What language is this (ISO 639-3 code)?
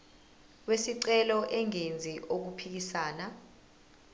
zul